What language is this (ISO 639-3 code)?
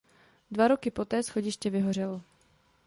ces